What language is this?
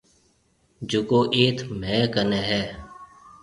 Marwari (Pakistan)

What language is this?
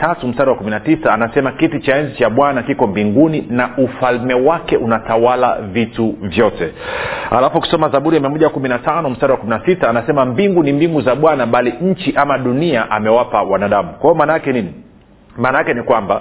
Swahili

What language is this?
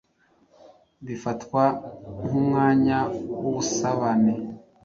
Kinyarwanda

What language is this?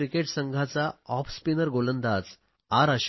Marathi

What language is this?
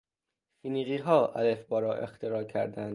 Persian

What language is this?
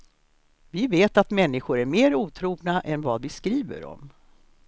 Swedish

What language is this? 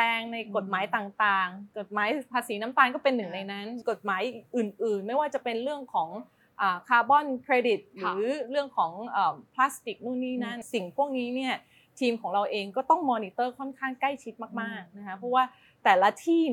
Thai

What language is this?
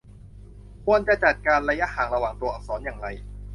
Thai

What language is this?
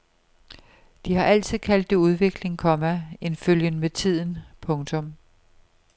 Danish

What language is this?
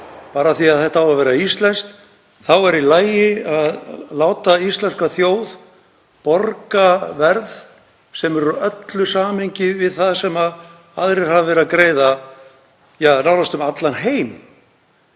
Icelandic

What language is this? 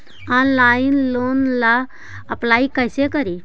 Magahi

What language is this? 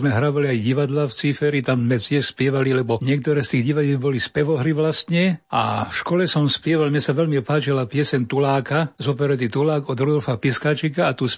Slovak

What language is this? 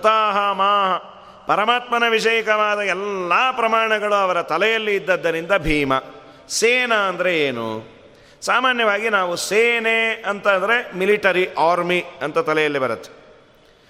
Kannada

